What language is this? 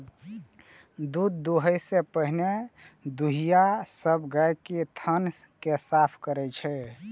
Maithili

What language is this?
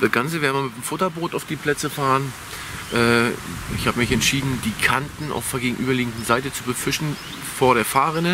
German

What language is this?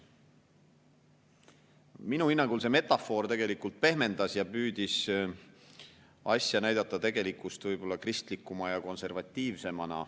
Estonian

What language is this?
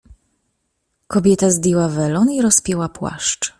Polish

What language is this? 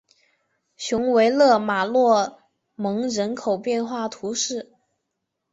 Chinese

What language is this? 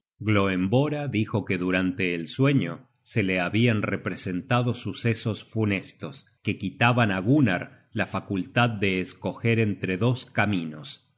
Spanish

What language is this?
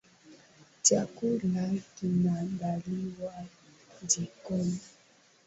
Swahili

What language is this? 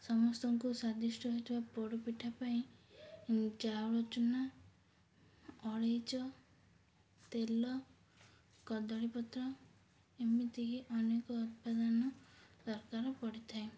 Odia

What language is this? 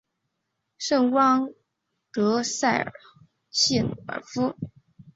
Chinese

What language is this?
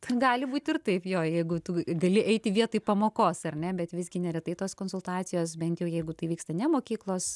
Lithuanian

